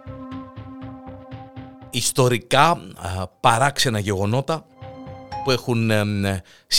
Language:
Greek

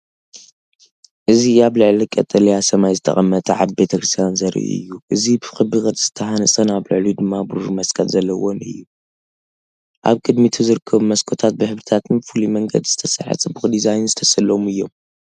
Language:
Tigrinya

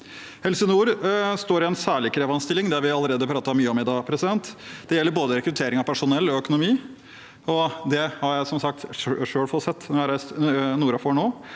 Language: Norwegian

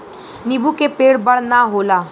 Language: Bhojpuri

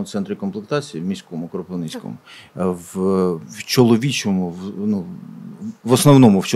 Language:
Ukrainian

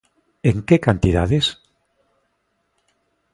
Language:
Galician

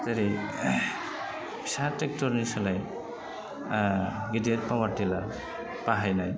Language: Bodo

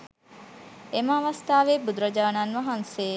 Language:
Sinhala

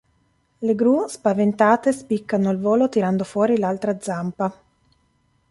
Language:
Italian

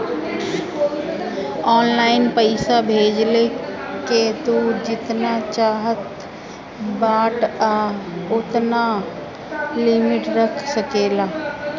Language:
Bhojpuri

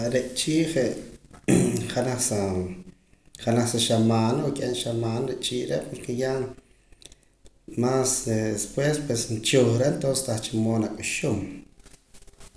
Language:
Poqomam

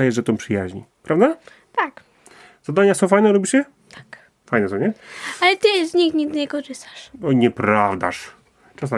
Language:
Polish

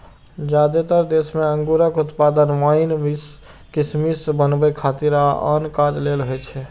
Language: Maithili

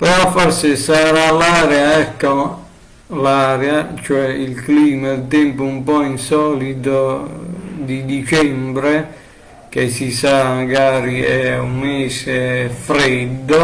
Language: Italian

